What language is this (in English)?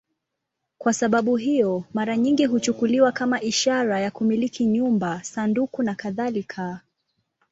Swahili